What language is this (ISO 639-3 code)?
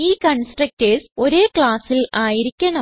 mal